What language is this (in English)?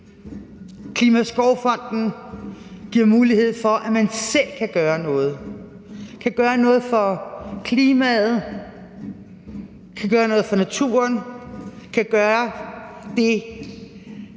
Danish